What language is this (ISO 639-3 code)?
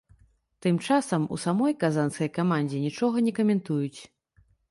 bel